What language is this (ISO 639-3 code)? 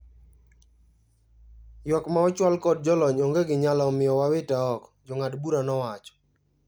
luo